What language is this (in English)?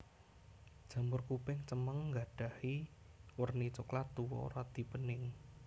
Javanese